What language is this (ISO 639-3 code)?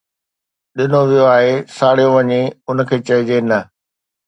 snd